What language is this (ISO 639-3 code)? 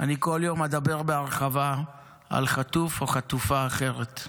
heb